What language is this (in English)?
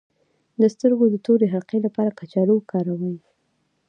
Pashto